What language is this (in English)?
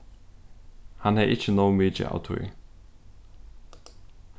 Faroese